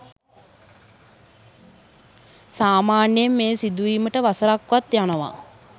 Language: Sinhala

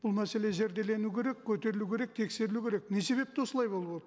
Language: Kazakh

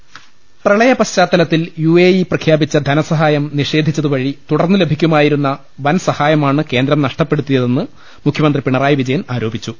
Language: Malayalam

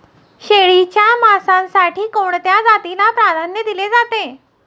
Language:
Marathi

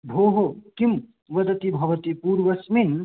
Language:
Sanskrit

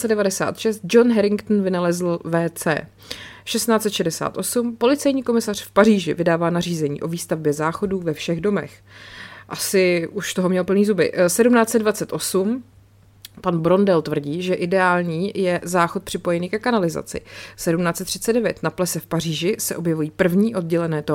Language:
Czech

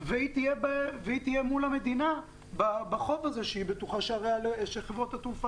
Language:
Hebrew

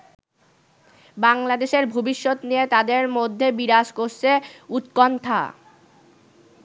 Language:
Bangla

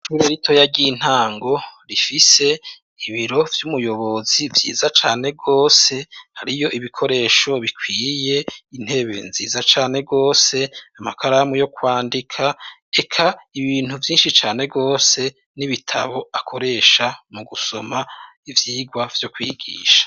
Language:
Rundi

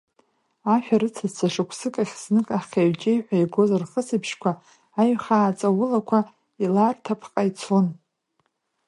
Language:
Abkhazian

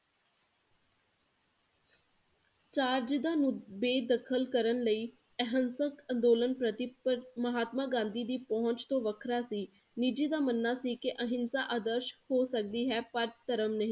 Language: Punjabi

